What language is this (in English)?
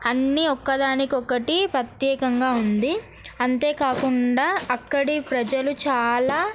Telugu